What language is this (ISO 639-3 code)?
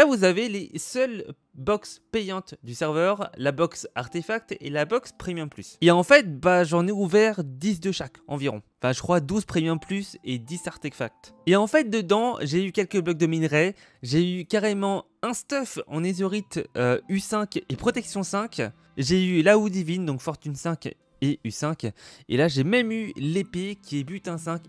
fra